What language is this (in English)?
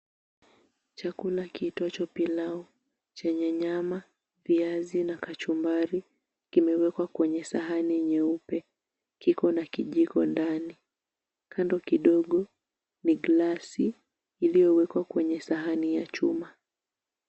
Swahili